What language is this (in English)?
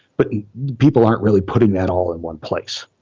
English